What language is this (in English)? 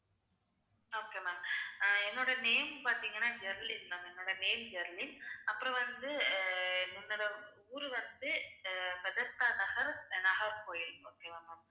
Tamil